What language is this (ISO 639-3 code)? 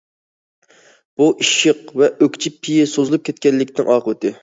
uig